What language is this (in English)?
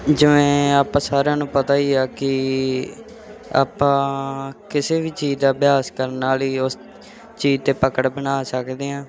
Punjabi